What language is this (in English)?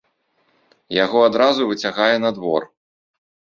Belarusian